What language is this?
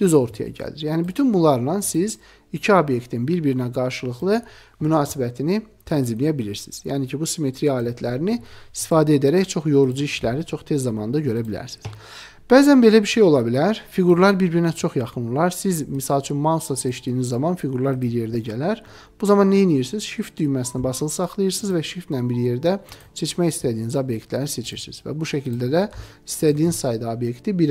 Turkish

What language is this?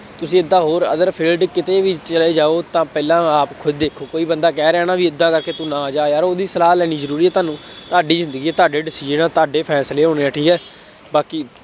Punjabi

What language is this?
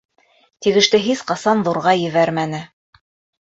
Bashkir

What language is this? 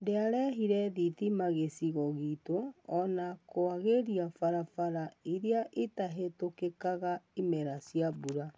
Kikuyu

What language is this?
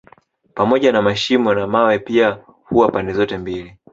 Swahili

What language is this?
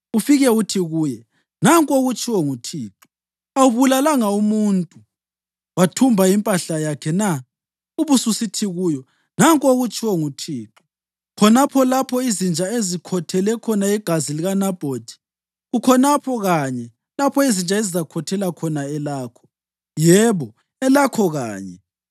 North Ndebele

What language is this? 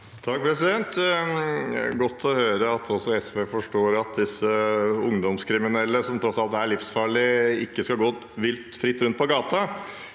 Norwegian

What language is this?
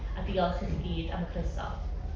Welsh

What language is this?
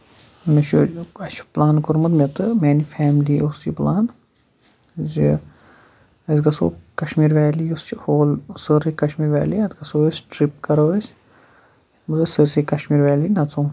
Kashmiri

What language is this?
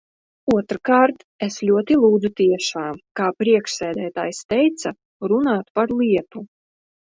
Latvian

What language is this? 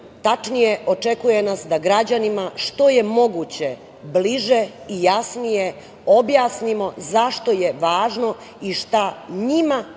Serbian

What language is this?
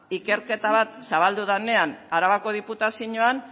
Basque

